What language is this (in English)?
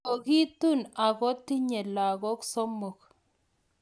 Kalenjin